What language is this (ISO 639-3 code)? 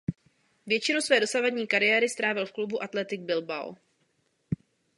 ces